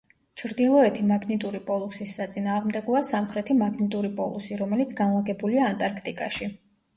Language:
Georgian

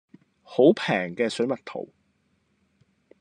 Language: Cantonese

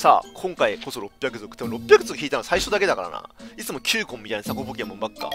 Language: Japanese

